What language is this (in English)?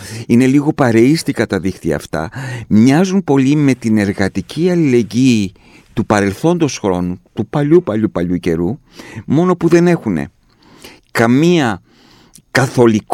Greek